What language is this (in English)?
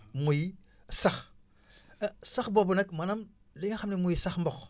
Wolof